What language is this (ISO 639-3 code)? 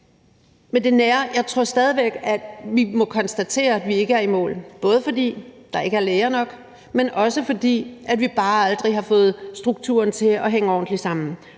dan